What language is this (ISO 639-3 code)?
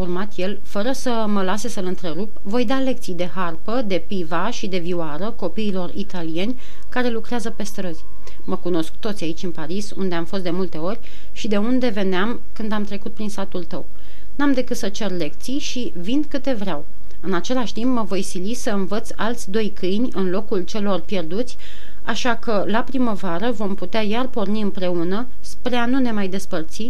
ron